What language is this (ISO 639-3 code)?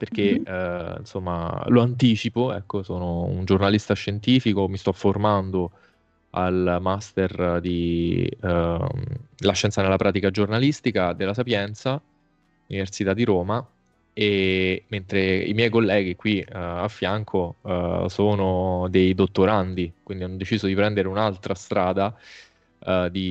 ita